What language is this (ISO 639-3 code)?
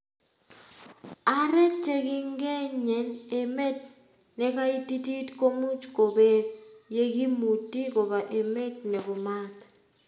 kln